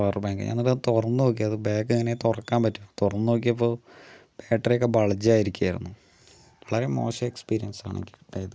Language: Malayalam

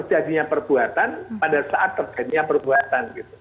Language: Indonesian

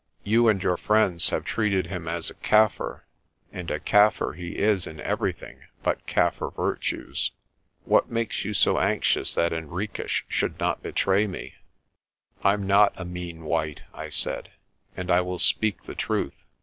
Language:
English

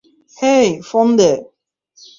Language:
Bangla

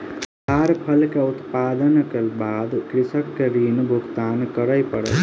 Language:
Maithili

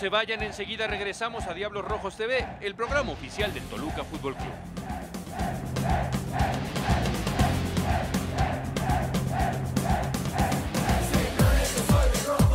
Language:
Spanish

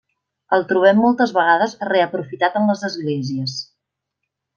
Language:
Catalan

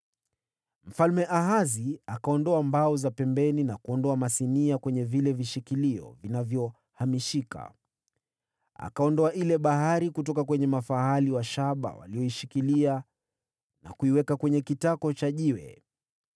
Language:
Swahili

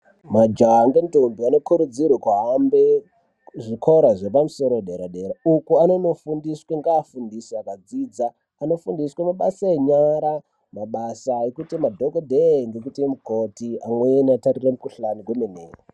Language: Ndau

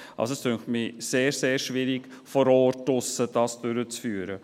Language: Swiss German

